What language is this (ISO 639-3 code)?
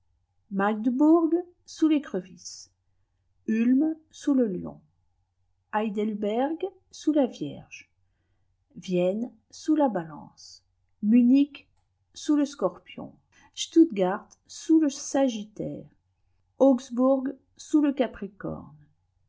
fra